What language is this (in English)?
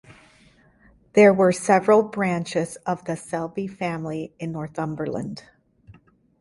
English